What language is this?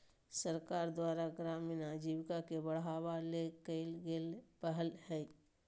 Magahi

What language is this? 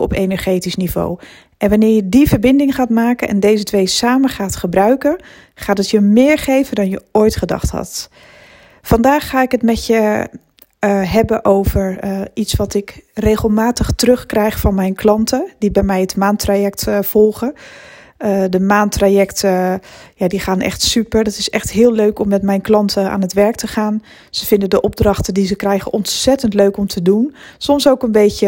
Dutch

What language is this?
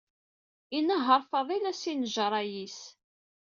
Kabyle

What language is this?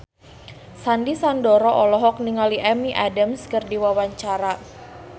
Sundanese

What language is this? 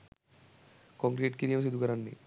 Sinhala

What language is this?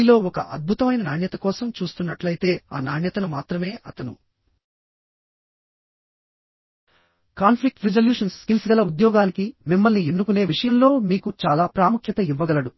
Telugu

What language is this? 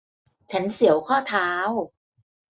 Thai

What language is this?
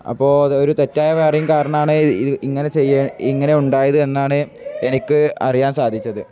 Malayalam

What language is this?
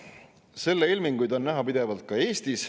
Estonian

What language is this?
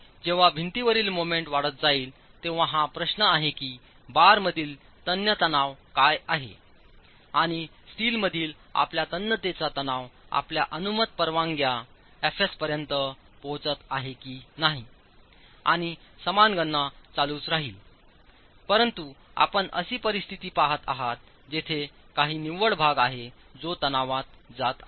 Marathi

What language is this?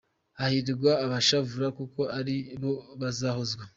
Kinyarwanda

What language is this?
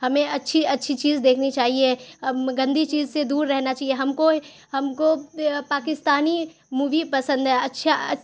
Urdu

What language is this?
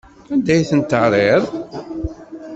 Kabyle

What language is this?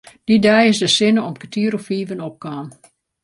Western Frisian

